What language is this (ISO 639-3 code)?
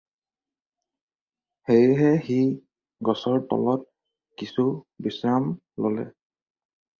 asm